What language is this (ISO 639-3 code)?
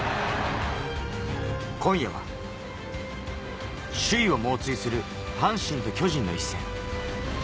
jpn